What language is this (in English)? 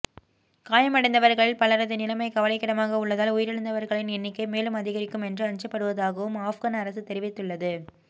Tamil